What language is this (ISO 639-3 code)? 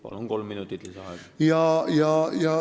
est